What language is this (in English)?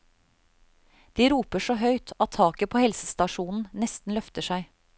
Norwegian